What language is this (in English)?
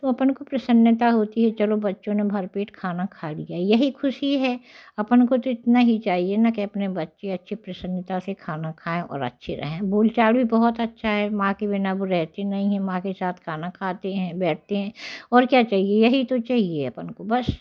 Hindi